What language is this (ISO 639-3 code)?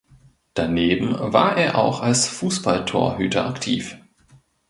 deu